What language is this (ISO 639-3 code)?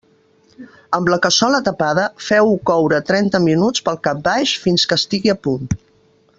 cat